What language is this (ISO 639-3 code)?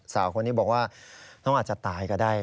tha